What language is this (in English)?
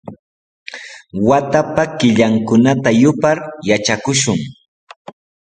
Sihuas Ancash Quechua